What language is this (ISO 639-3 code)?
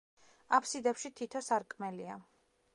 kat